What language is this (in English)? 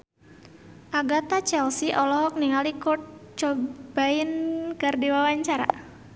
Sundanese